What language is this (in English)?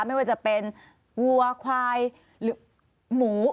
Thai